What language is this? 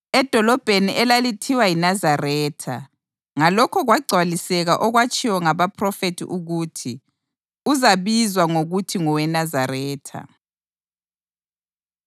North Ndebele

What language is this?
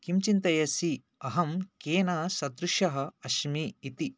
Sanskrit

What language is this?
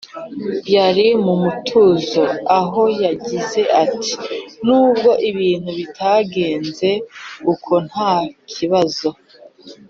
Kinyarwanda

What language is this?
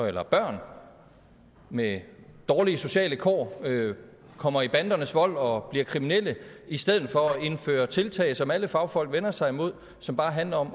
Danish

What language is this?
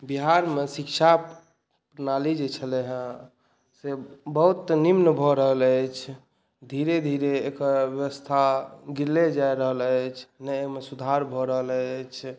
Maithili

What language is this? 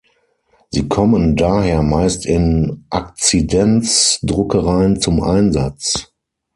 German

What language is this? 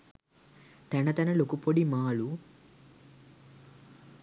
Sinhala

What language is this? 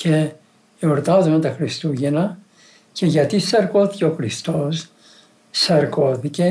Greek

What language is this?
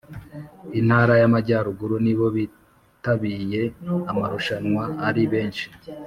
Kinyarwanda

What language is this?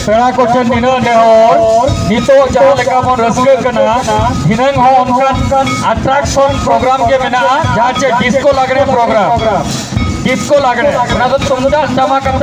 Thai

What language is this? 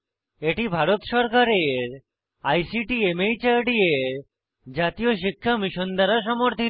Bangla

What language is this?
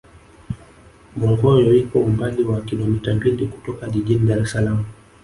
Swahili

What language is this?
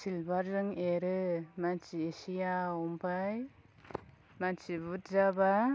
Bodo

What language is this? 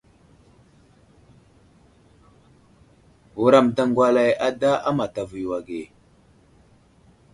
Wuzlam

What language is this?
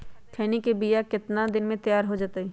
Magahi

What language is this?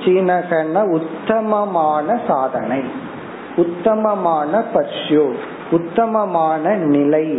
Tamil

